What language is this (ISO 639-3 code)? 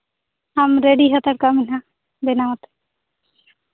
sat